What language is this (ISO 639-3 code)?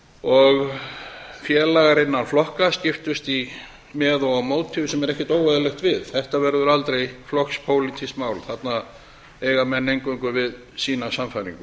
isl